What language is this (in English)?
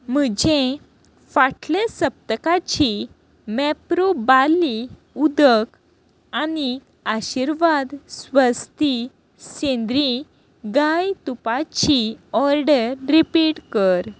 Konkani